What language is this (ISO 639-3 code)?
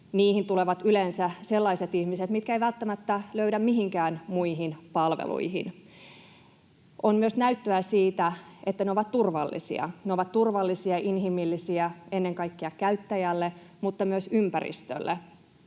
fin